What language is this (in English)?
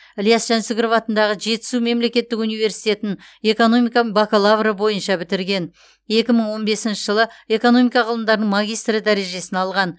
Kazakh